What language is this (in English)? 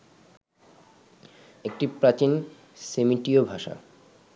Bangla